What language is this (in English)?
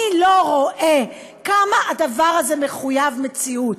Hebrew